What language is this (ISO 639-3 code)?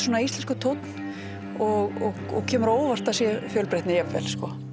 isl